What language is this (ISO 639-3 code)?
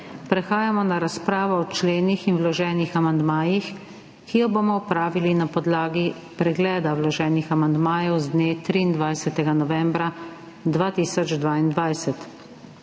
slv